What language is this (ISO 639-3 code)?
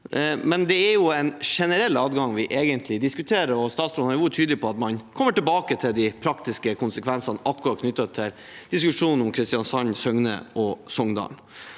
nor